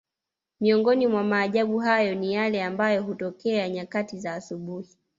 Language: Swahili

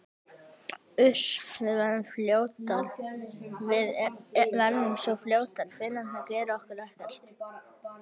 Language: Icelandic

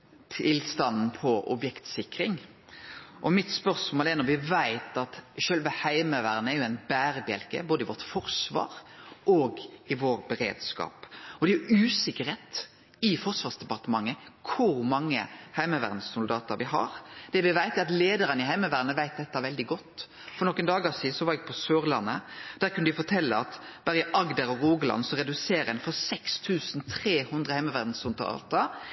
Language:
Norwegian Nynorsk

